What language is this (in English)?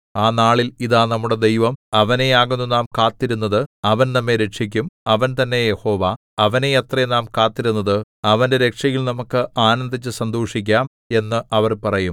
Malayalam